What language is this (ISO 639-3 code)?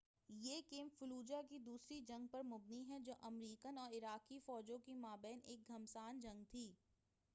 urd